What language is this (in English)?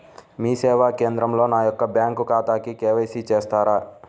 Telugu